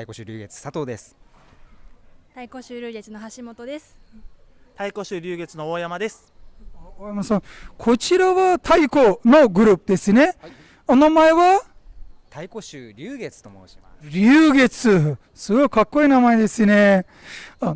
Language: Japanese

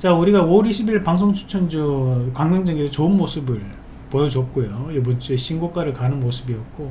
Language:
Korean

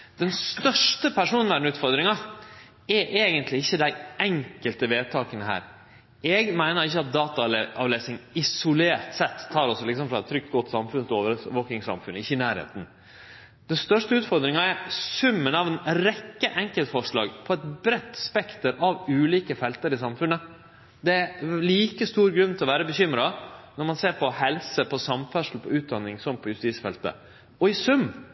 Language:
Norwegian Nynorsk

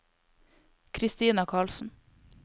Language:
Norwegian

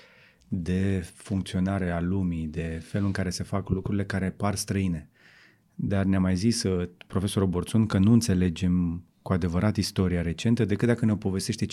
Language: Romanian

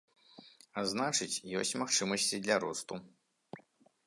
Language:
Belarusian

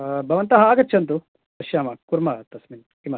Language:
Sanskrit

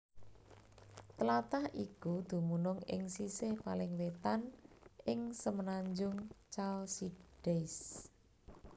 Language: Javanese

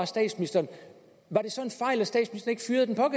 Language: Danish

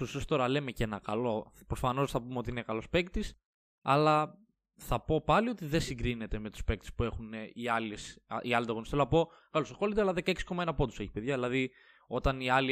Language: Greek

